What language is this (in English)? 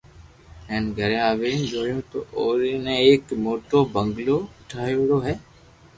Loarki